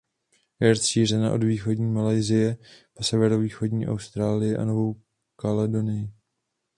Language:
Czech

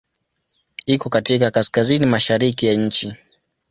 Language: Swahili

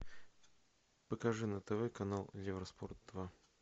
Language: Russian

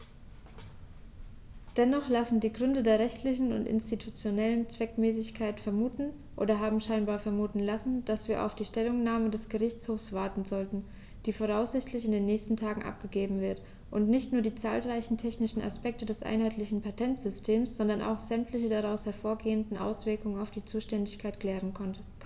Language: German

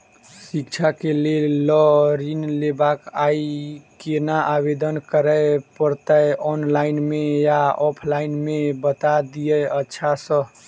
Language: Maithili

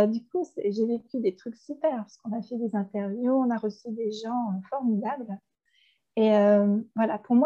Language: French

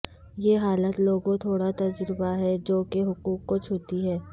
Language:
Urdu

